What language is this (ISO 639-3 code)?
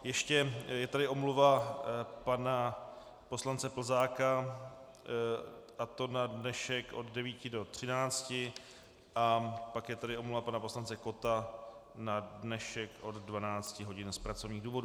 ces